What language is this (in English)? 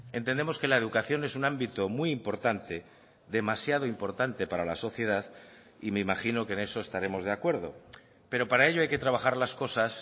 Spanish